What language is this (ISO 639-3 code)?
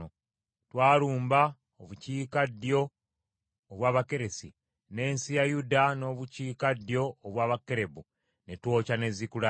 lug